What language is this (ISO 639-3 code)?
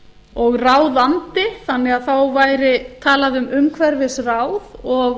isl